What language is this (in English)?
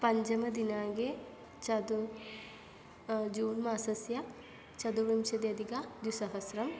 Sanskrit